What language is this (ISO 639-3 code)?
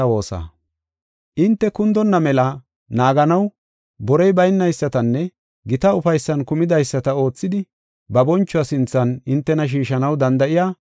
gof